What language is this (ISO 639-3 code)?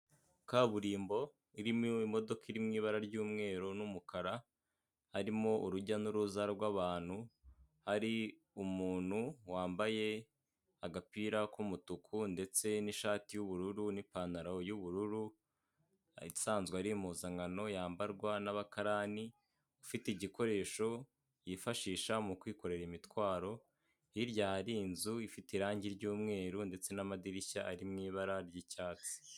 kin